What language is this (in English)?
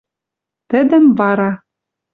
Western Mari